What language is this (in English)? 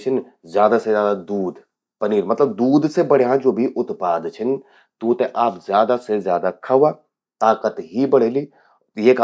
Garhwali